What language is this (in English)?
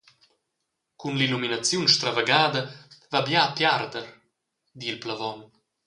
Romansh